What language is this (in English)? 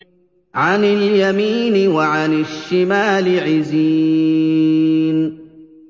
Arabic